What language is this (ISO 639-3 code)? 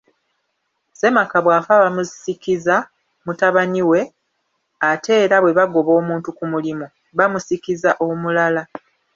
lug